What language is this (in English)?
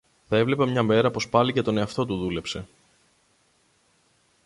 Greek